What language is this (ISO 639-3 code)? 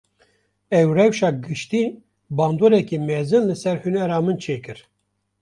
kur